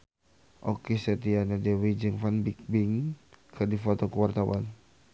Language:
Sundanese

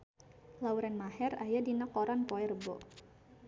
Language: Sundanese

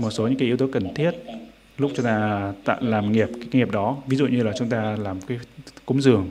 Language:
Vietnamese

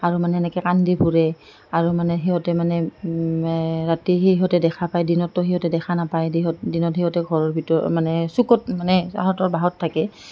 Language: Assamese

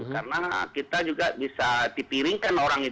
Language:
Indonesian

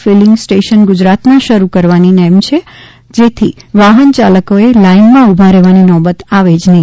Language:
Gujarati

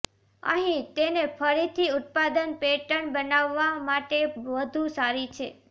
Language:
Gujarati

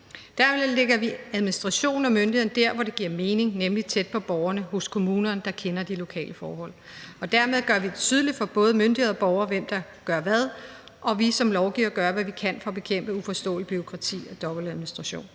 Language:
Danish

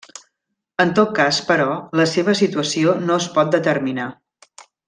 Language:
Catalan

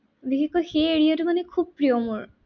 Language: Assamese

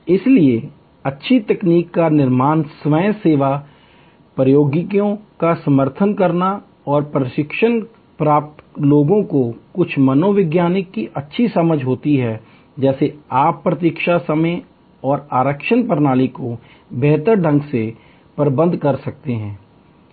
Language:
Hindi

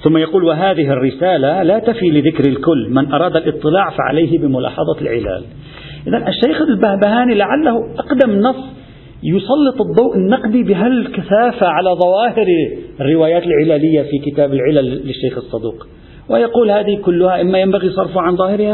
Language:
Arabic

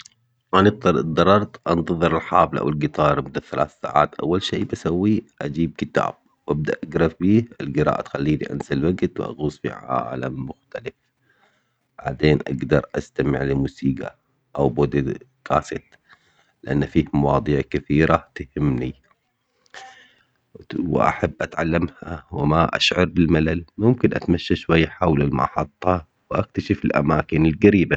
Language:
Omani Arabic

